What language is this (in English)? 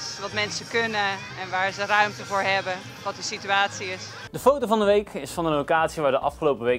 Dutch